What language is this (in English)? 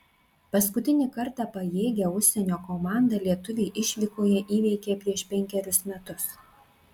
Lithuanian